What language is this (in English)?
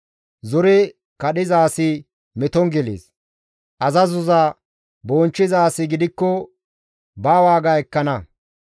Gamo